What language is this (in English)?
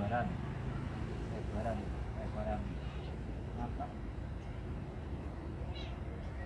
Indonesian